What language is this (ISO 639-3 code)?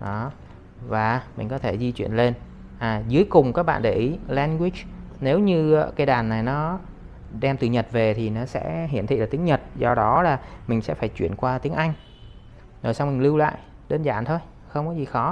vie